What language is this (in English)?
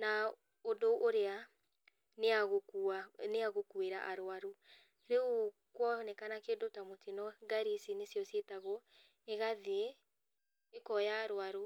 Kikuyu